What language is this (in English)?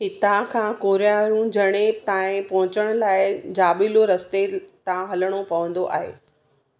Sindhi